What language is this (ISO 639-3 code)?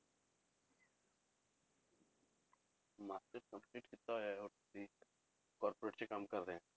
pan